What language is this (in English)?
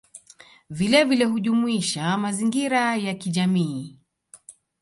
Swahili